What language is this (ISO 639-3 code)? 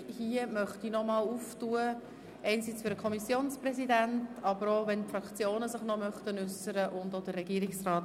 gsw